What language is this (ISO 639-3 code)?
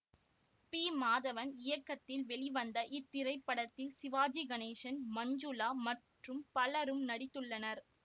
tam